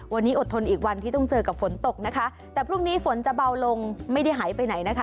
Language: Thai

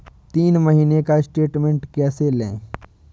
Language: Hindi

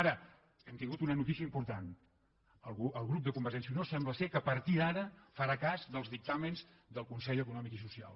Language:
Catalan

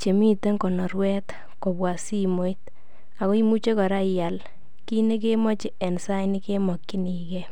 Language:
Kalenjin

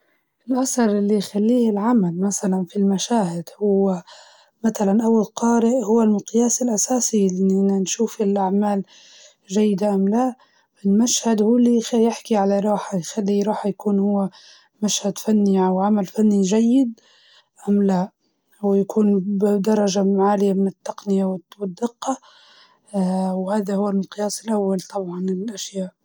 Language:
Libyan Arabic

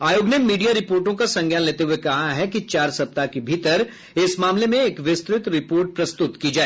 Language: Hindi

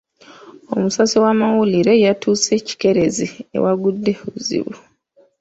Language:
Ganda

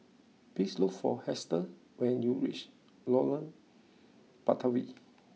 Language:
English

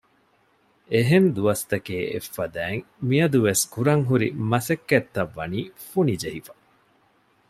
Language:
Divehi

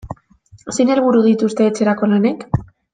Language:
Basque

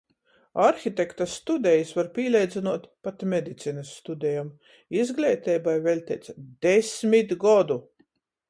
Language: Latgalian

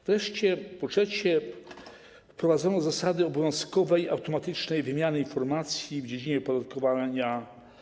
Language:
Polish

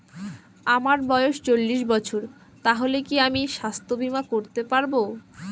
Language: Bangla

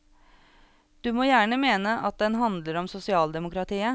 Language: Norwegian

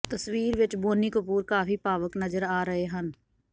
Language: Punjabi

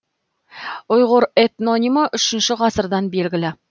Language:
Kazakh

